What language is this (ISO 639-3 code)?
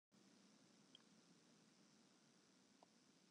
fry